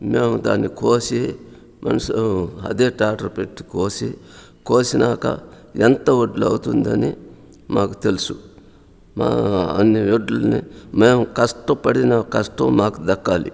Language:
Telugu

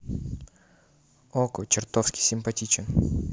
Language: Russian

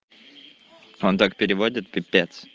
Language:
Russian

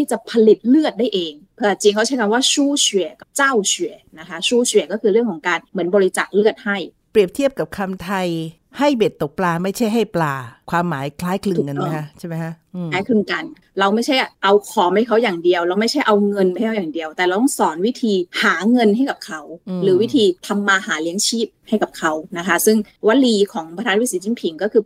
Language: Thai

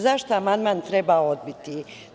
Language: Serbian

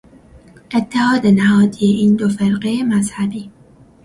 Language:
Persian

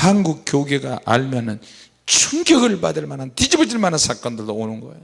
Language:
Korean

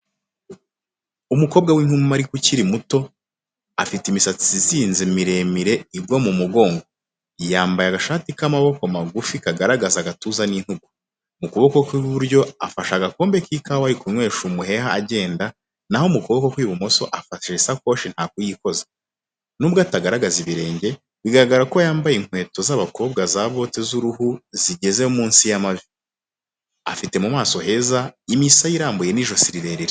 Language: Kinyarwanda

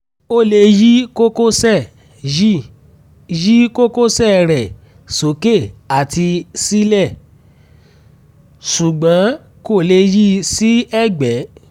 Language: Yoruba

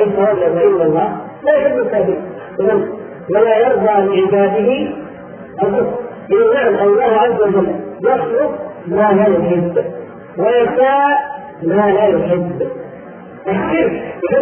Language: Arabic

